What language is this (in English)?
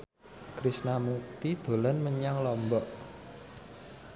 Javanese